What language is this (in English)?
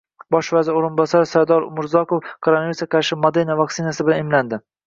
Uzbek